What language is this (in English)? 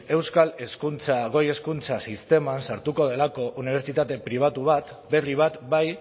Basque